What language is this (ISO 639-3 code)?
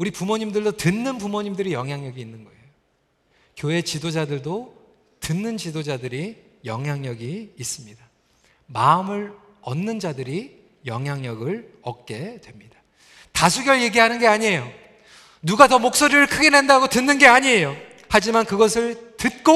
kor